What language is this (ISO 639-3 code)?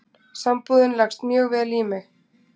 isl